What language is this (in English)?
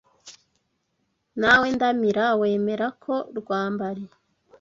Kinyarwanda